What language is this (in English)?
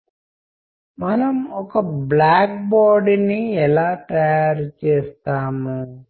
Telugu